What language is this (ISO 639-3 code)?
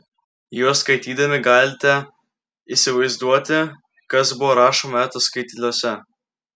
lit